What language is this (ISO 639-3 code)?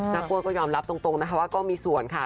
tha